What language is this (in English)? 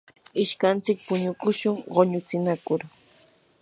Yanahuanca Pasco Quechua